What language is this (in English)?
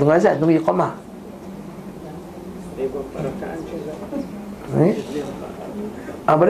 Malay